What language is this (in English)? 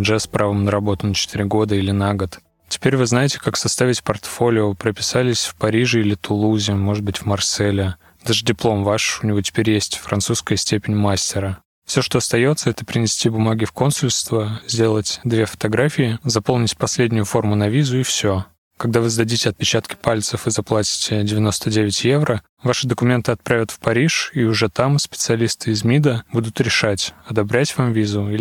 Russian